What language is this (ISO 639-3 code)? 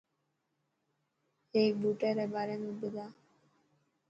mki